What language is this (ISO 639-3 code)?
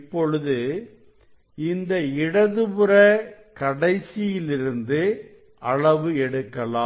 tam